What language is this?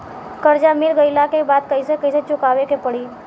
Bhojpuri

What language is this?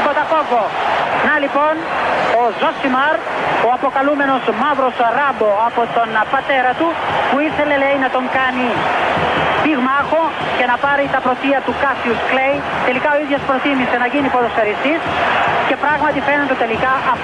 Greek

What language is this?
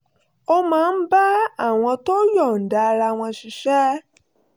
Yoruba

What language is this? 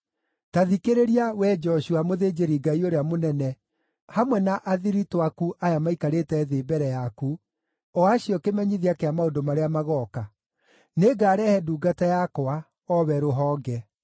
Kikuyu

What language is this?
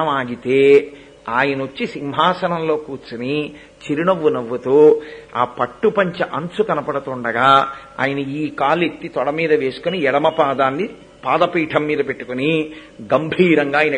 Telugu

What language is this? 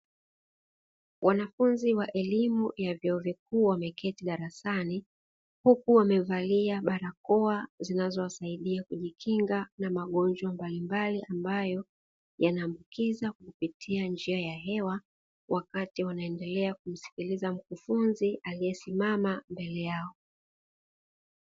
Swahili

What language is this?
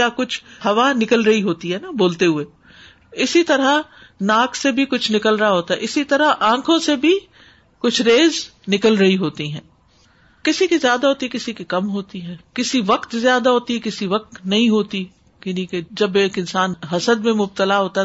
Urdu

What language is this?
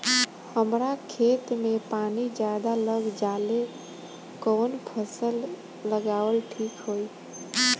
Bhojpuri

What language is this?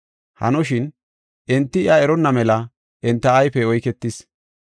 Gofa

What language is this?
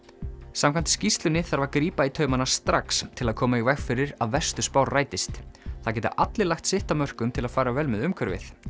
Icelandic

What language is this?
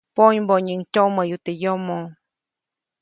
Copainalá Zoque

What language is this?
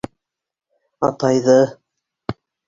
Bashkir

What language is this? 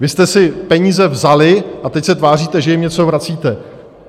Czech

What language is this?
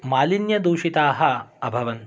Sanskrit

